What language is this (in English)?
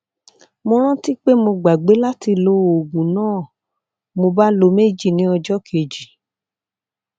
Yoruba